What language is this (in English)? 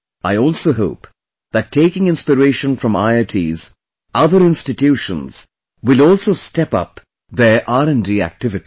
English